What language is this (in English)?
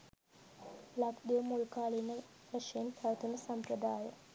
Sinhala